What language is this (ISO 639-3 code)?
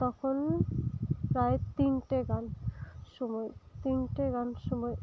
sat